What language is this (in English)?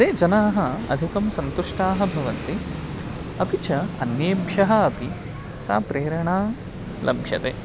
Sanskrit